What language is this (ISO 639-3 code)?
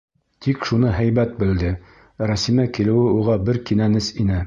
bak